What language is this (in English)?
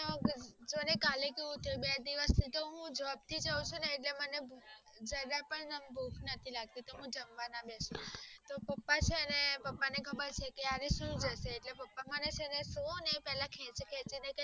Gujarati